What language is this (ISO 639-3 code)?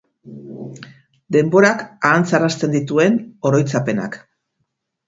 eus